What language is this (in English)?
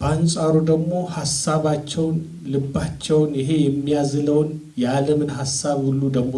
Turkish